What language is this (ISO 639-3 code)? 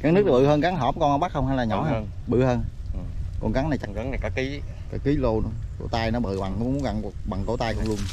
vie